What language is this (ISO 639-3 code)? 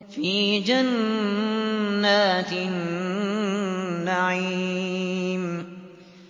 ara